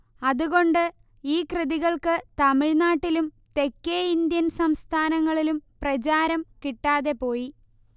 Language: Malayalam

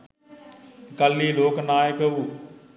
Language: Sinhala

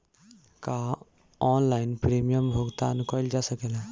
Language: Bhojpuri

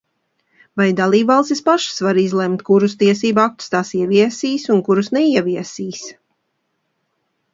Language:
Latvian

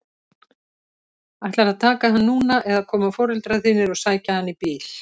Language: Icelandic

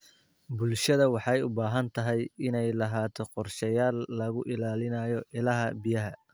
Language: Somali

